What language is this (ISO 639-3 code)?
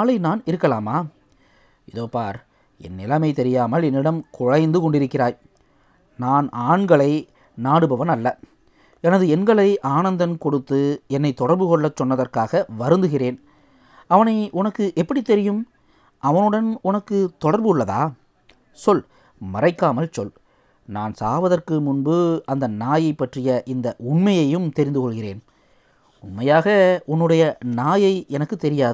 tam